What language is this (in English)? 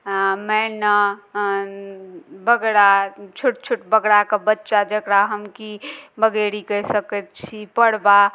Maithili